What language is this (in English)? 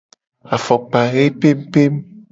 Gen